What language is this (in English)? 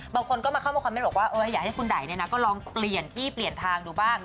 Thai